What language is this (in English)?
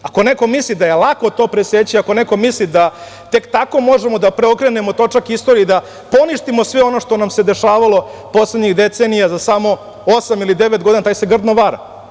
Serbian